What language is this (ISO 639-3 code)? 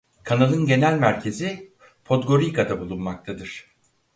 tur